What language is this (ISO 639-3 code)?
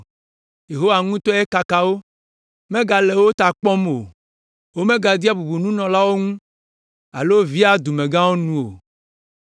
ewe